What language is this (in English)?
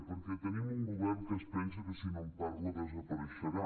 Catalan